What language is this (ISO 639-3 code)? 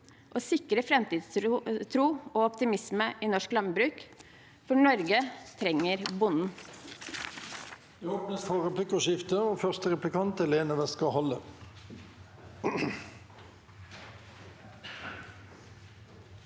nor